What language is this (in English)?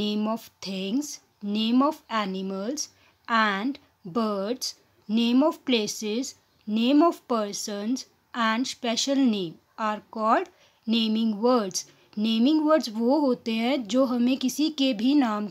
Hindi